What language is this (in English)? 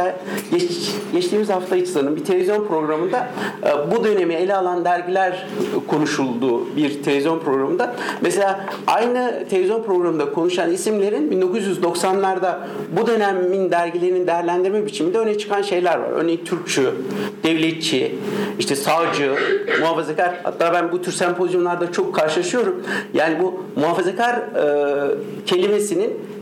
Turkish